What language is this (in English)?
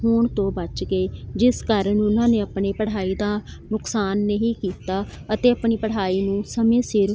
Punjabi